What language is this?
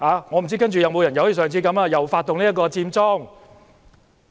Cantonese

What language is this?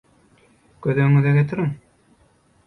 Turkmen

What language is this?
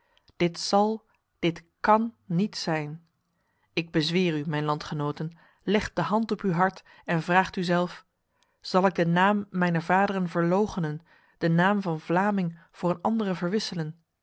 Dutch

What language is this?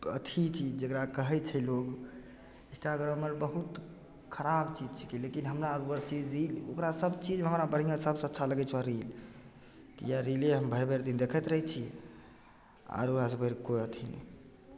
Maithili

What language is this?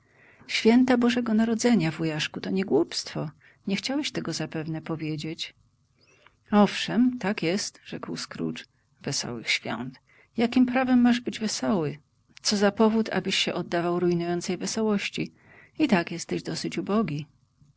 Polish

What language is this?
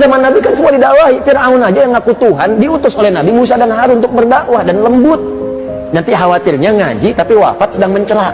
Indonesian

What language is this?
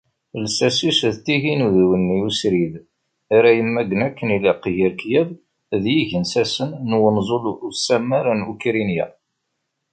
Kabyle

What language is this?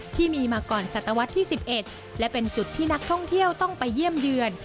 Thai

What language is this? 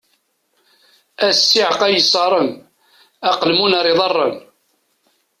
Kabyle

